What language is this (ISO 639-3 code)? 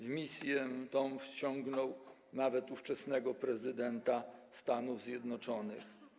pol